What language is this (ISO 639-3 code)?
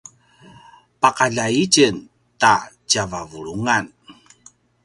pwn